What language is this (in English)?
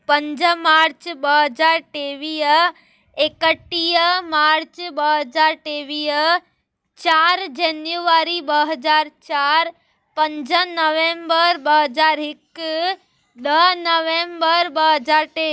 Sindhi